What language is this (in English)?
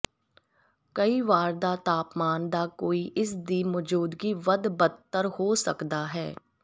Punjabi